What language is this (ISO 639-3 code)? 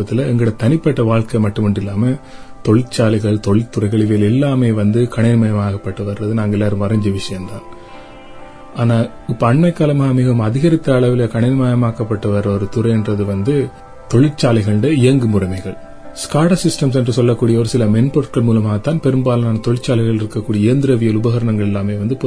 tam